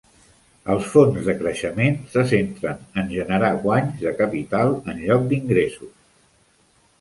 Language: Catalan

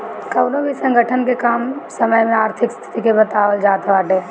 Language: Bhojpuri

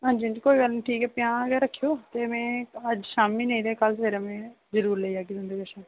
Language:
Dogri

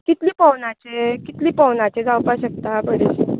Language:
Konkani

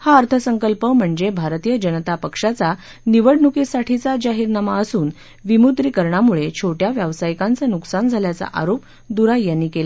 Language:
Marathi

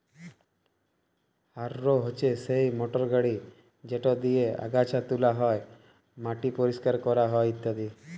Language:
Bangla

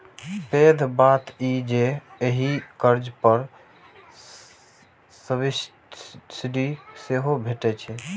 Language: Maithili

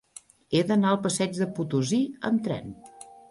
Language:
Catalan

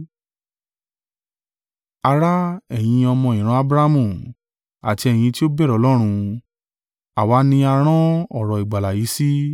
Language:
Yoruba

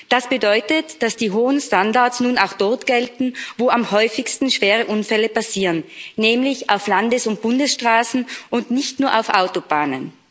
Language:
German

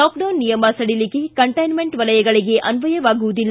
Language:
Kannada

